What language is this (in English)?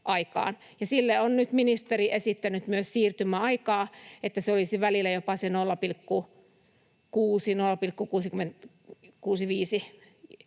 Finnish